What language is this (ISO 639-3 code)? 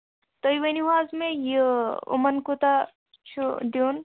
kas